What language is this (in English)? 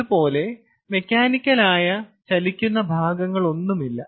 Malayalam